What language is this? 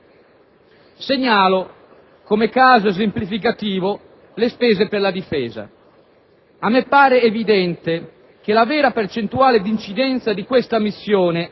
Italian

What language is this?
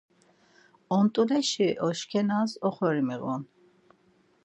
Laz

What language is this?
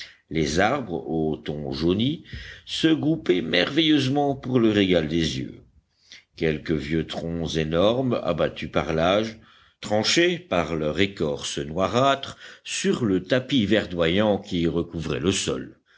French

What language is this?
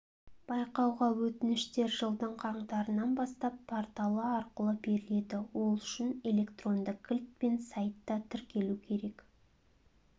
Kazakh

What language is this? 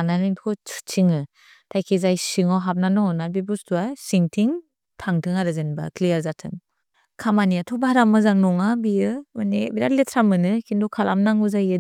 Bodo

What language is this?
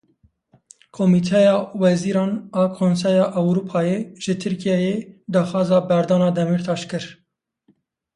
Kurdish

